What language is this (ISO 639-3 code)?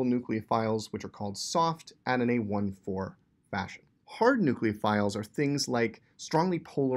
eng